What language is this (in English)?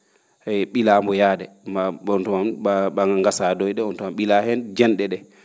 Fula